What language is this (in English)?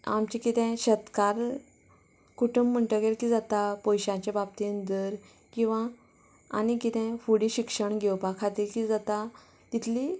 Konkani